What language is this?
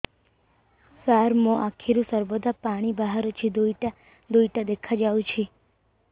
Odia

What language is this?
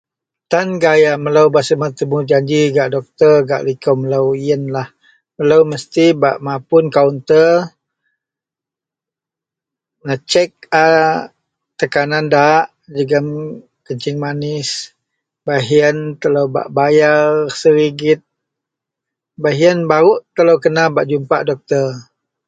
Central Melanau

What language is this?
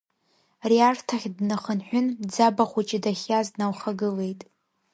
Abkhazian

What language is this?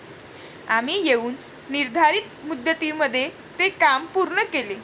Marathi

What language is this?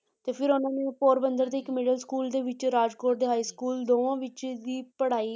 Punjabi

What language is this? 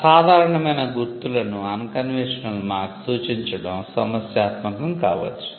Telugu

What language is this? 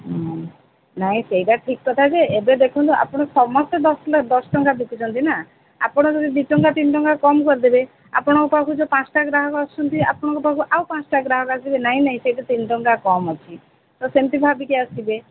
Odia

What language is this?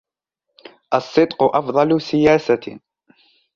Arabic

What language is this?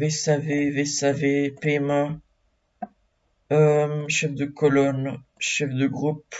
French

